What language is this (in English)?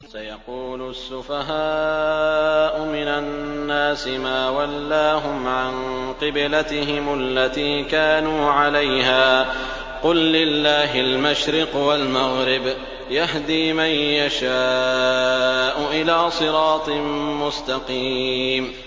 Arabic